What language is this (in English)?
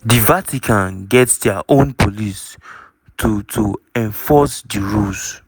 Nigerian Pidgin